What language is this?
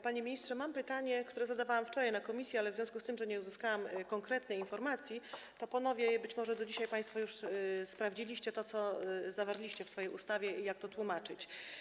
Polish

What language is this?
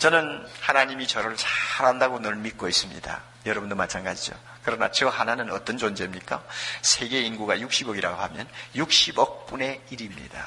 Korean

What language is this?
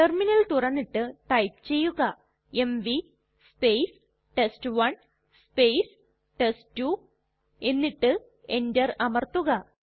Malayalam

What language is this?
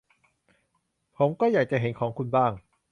Thai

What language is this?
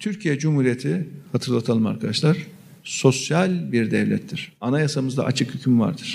Turkish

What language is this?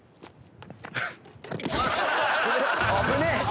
Japanese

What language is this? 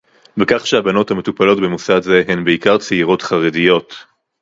Hebrew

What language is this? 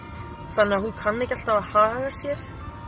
Icelandic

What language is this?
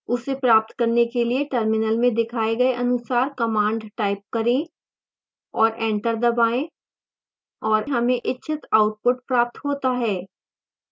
Hindi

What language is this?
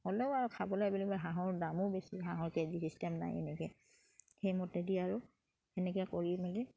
Assamese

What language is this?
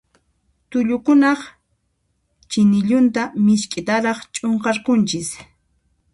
Puno Quechua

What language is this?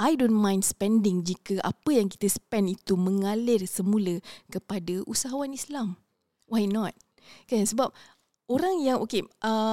Malay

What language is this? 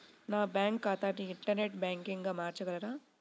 Telugu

